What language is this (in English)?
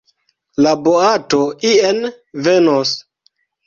Esperanto